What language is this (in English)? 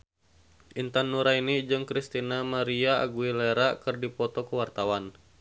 Sundanese